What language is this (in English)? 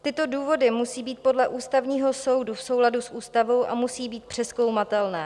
Czech